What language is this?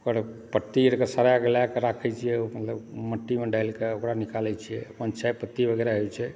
Maithili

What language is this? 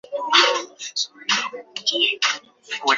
Chinese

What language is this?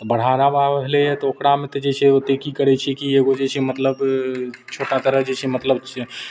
Maithili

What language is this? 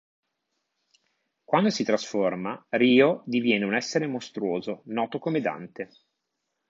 Italian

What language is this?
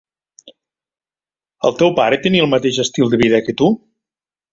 Catalan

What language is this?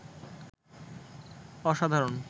Bangla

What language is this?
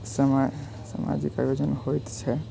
Maithili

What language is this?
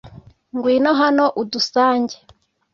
Kinyarwanda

